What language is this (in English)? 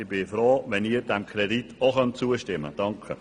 Swiss German